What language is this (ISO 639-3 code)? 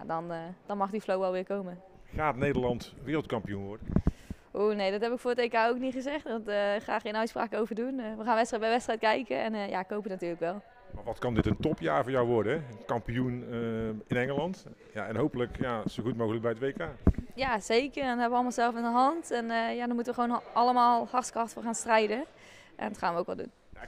nld